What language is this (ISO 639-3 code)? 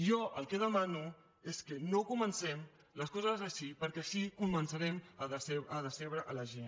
cat